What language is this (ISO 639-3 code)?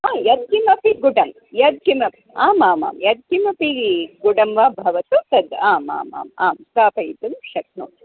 san